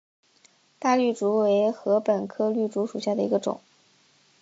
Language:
Chinese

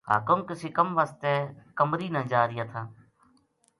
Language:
Gujari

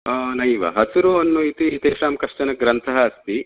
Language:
Sanskrit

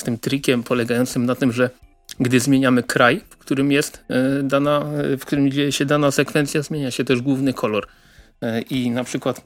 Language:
Polish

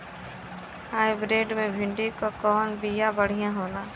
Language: Bhojpuri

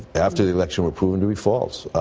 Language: English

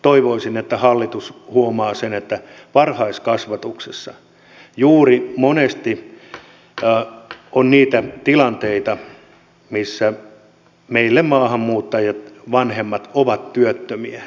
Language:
Finnish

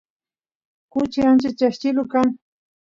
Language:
Santiago del Estero Quichua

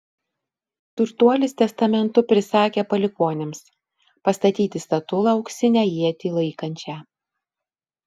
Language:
Lithuanian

